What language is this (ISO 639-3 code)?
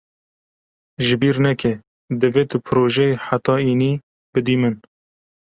kur